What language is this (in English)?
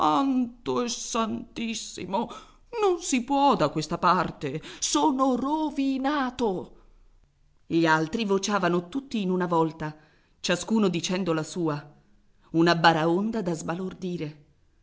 Italian